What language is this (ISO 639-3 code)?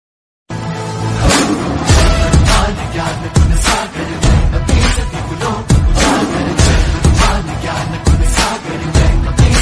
ara